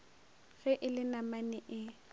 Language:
Northern Sotho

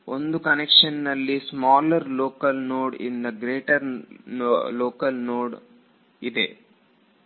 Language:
Kannada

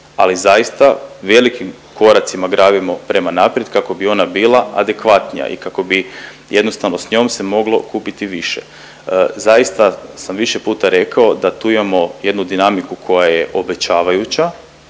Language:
Croatian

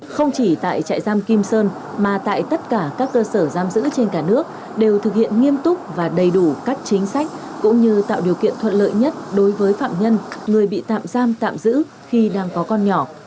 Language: Vietnamese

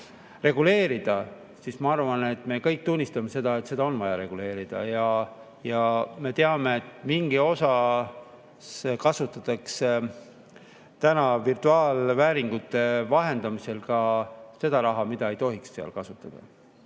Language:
Estonian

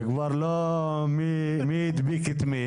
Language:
Hebrew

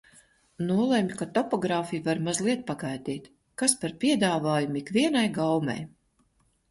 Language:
Latvian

